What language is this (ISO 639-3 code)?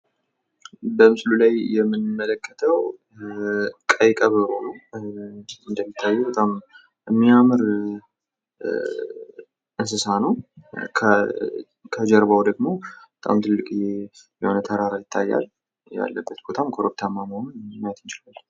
amh